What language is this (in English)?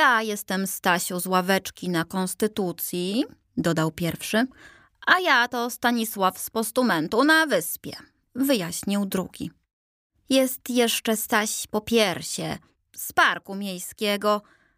Polish